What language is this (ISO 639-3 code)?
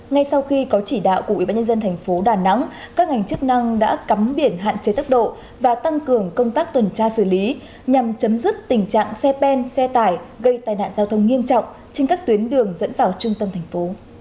vie